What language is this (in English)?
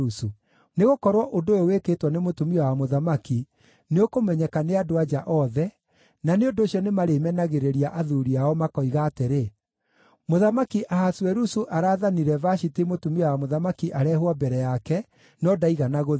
Kikuyu